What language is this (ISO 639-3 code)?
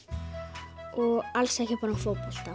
isl